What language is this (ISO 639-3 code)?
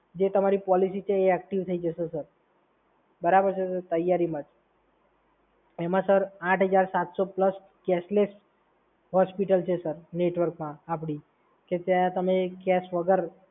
guj